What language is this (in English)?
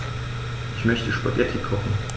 German